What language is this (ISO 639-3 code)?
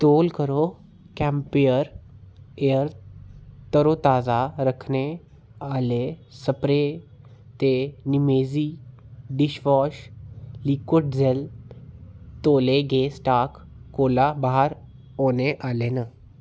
doi